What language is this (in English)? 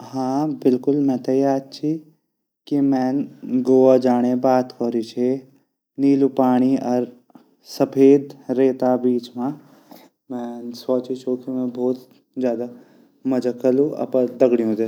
Garhwali